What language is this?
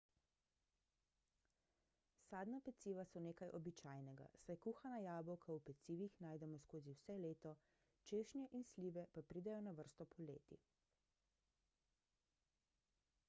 Slovenian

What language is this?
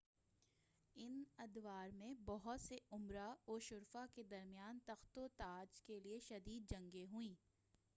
Urdu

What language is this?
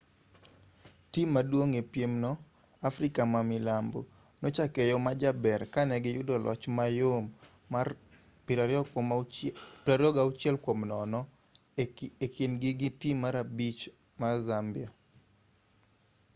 Luo (Kenya and Tanzania)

